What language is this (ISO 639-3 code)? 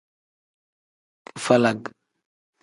kdh